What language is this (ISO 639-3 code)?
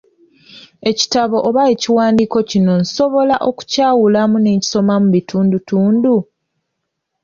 lug